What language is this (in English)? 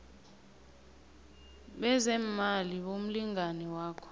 South Ndebele